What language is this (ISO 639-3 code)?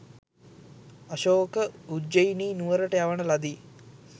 sin